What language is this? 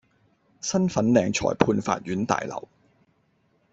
Cantonese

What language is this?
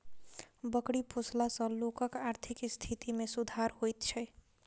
Maithili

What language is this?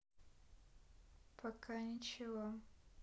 Russian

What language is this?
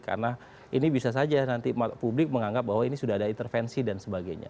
Indonesian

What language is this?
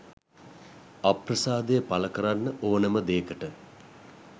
Sinhala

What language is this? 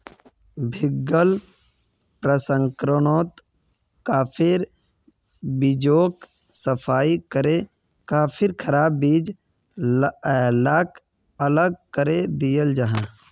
Magahi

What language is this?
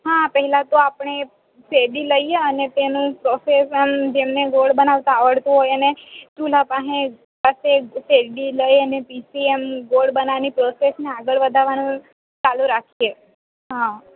Gujarati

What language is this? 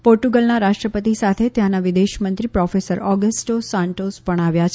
Gujarati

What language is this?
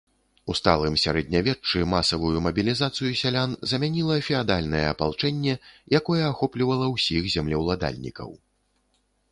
Belarusian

